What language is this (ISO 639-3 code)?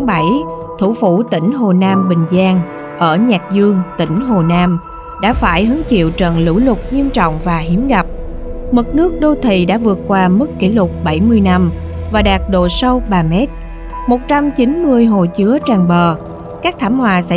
vie